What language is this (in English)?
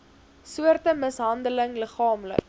Afrikaans